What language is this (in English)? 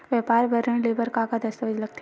Chhattisgarhi